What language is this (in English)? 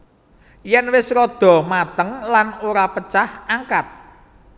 Javanese